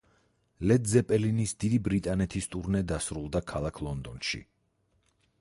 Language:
Georgian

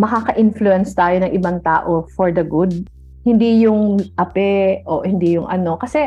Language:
Filipino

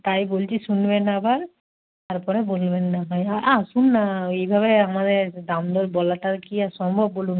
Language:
Bangla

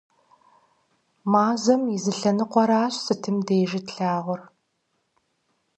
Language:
Kabardian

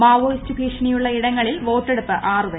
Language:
Malayalam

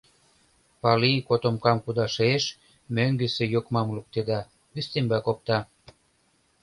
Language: Mari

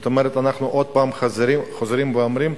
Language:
Hebrew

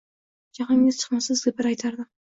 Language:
Uzbek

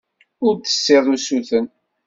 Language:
Kabyle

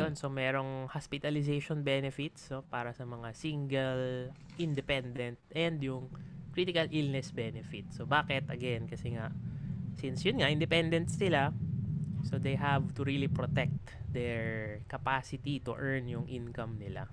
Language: Filipino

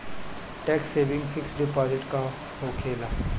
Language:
Bhojpuri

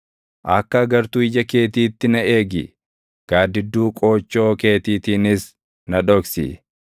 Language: Oromo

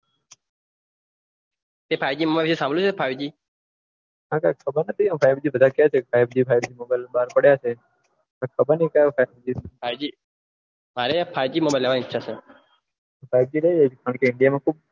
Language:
Gujarati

